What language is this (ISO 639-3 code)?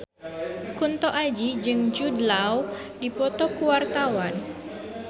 sun